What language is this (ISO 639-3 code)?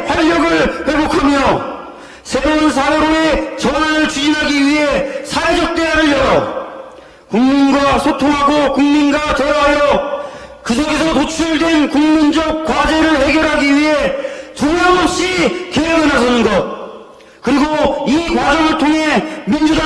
kor